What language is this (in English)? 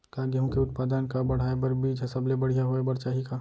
Chhattisgarhi